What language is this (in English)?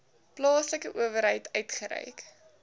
Afrikaans